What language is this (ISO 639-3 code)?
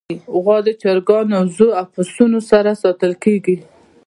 pus